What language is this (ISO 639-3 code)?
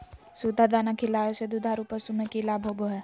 mag